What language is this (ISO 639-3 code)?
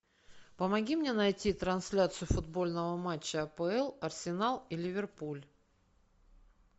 rus